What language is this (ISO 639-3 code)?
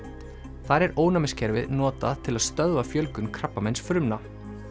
isl